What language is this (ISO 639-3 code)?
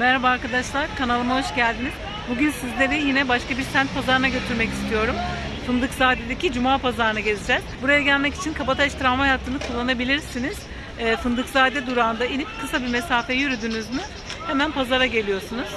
tur